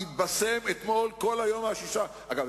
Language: Hebrew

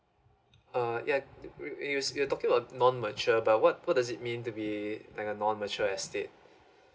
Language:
English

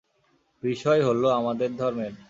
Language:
Bangla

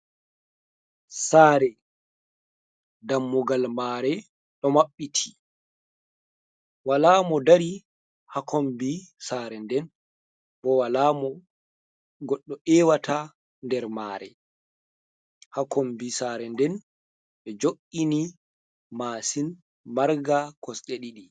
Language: Fula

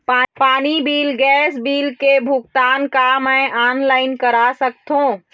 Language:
Chhattisgarhi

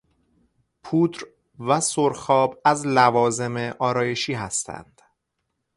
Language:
Persian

